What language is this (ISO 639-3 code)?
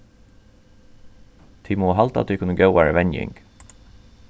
fao